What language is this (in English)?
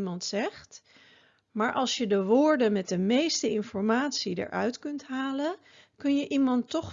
Dutch